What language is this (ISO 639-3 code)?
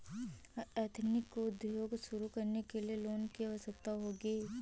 hin